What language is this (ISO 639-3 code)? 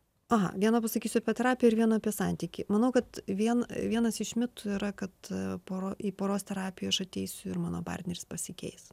lit